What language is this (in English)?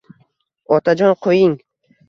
Uzbek